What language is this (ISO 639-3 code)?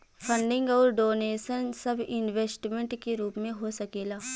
bho